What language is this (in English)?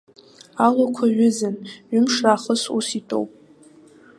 Abkhazian